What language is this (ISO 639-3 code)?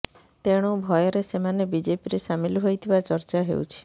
ori